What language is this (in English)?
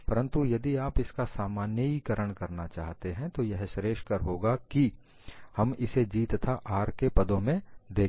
Hindi